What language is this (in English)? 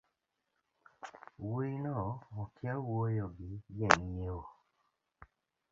Luo (Kenya and Tanzania)